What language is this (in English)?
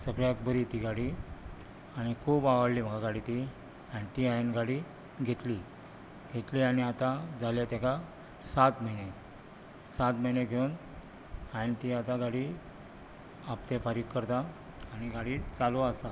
Konkani